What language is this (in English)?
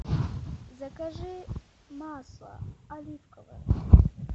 Russian